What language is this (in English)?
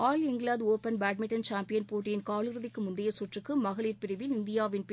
Tamil